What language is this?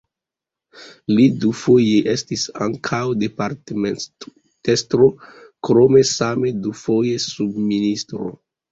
Esperanto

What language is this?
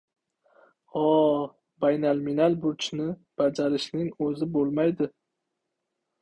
Uzbek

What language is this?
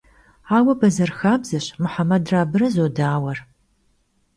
Kabardian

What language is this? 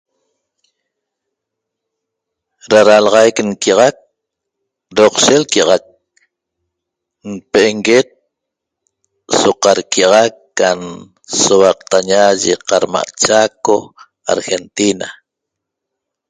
Toba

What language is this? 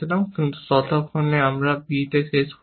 Bangla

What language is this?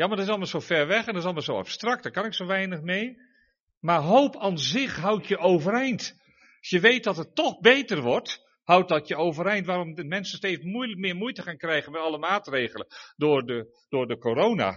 Dutch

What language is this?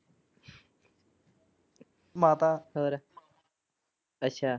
Punjabi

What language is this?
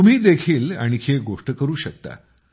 Marathi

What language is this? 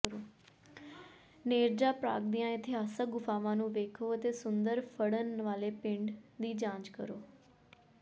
Punjabi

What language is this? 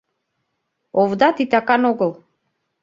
Mari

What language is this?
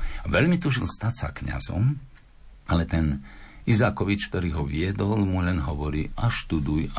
Slovak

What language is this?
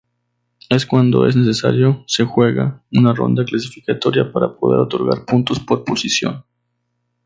Spanish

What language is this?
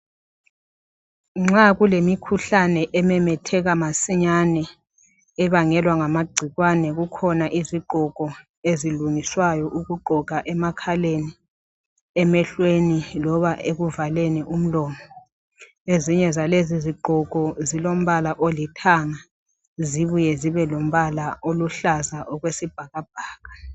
North Ndebele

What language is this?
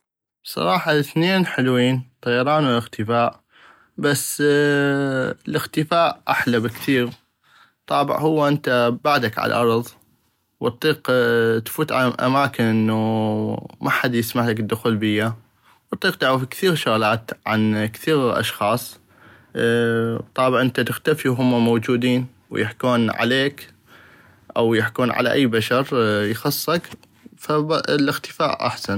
North Mesopotamian Arabic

